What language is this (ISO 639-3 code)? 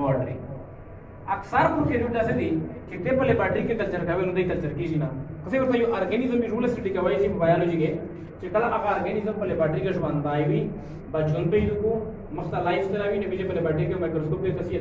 ind